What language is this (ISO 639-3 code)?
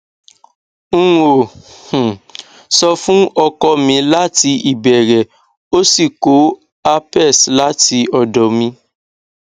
yor